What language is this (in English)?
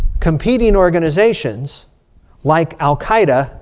English